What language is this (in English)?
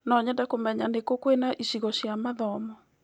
Kikuyu